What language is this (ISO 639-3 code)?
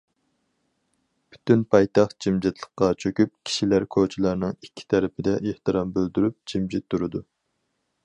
uig